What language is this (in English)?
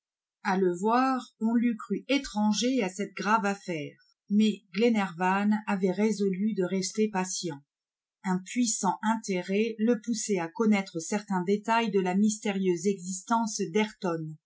French